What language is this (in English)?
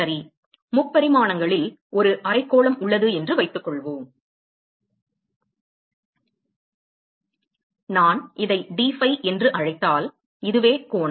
Tamil